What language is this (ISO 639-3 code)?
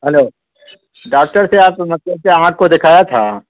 urd